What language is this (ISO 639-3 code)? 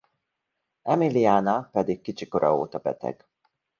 hun